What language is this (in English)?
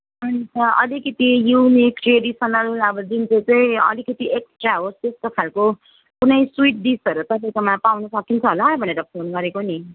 Nepali